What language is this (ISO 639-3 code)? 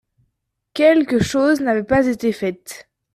fra